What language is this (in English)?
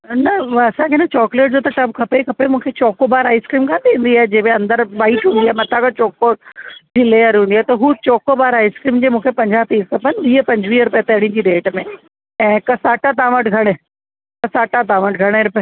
Sindhi